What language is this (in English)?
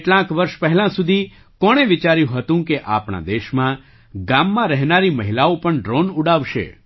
Gujarati